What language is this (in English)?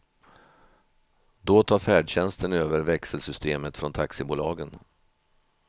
Swedish